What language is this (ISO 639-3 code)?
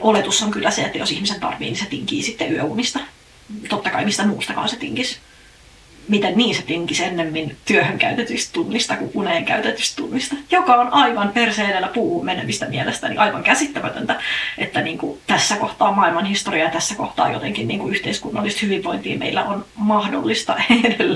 fin